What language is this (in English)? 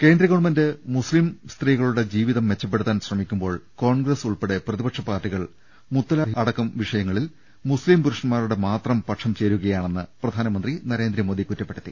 Malayalam